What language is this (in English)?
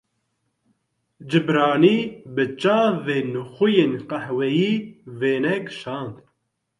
Kurdish